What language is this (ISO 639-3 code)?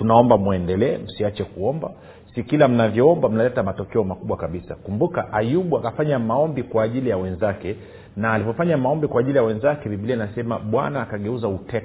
swa